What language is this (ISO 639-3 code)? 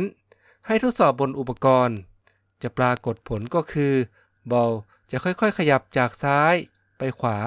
tha